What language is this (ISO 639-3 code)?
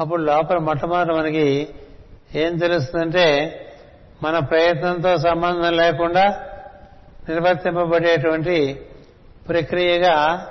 tel